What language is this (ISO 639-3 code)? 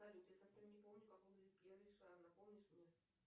rus